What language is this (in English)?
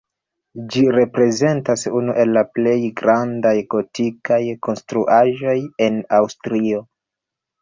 Esperanto